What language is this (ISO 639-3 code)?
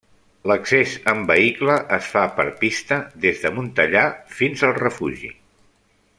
cat